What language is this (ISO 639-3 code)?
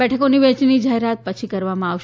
guj